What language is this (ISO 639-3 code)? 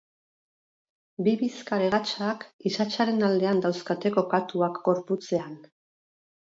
eus